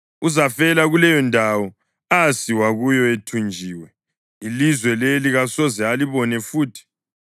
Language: North Ndebele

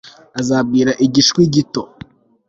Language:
Kinyarwanda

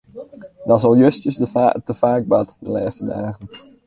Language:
Western Frisian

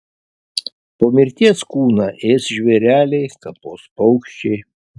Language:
Lithuanian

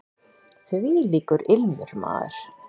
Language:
Icelandic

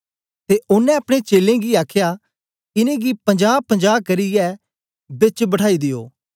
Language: Dogri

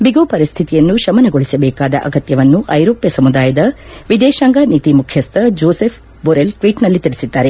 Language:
Kannada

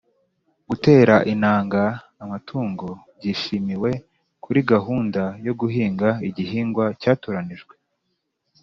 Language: Kinyarwanda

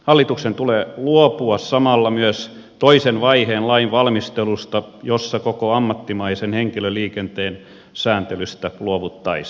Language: Finnish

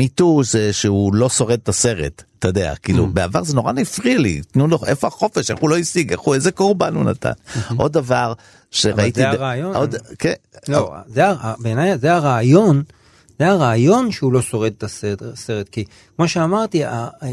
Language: Hebrew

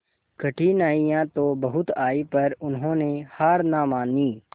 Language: Hindi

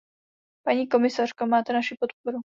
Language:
Czech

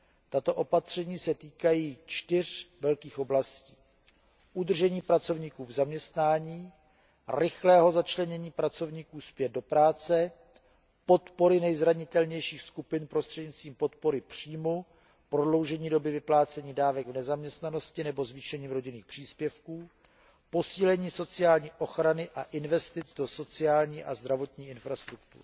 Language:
Czech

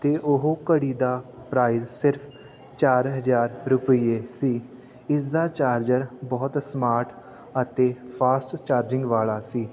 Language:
Punjabi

